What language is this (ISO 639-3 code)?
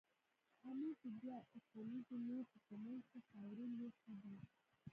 pus